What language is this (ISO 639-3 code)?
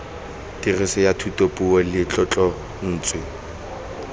tsn